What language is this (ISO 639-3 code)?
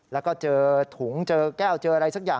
tha